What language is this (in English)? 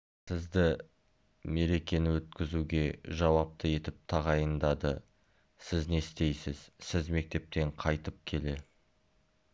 Kazakh